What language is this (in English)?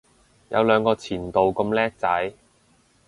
Cantonese